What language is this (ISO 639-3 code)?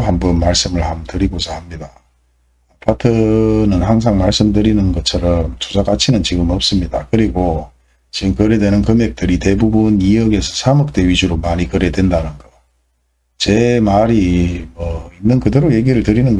kor